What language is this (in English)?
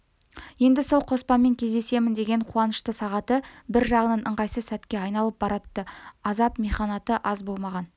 Kazakh